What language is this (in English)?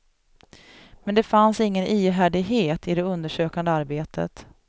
Swedish